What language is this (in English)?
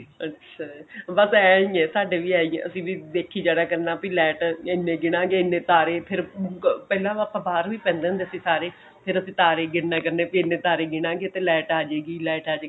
Punjabi